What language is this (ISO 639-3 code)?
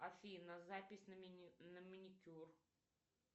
rus